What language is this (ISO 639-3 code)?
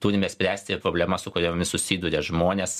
lit